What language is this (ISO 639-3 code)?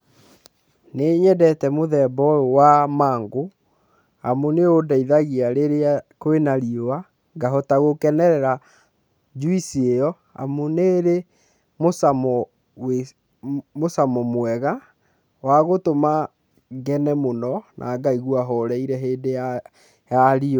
kik